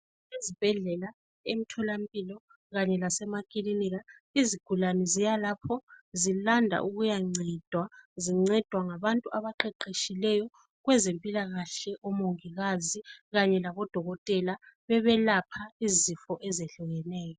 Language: North Ndebele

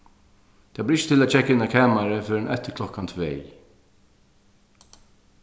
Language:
Faroese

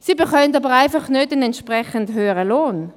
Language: Swiss German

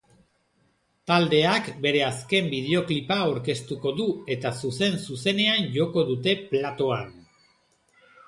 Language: Basque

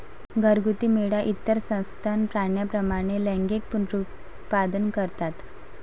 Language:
Marathi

